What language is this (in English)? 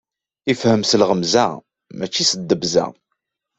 Kabyle